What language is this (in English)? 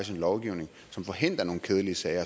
Danish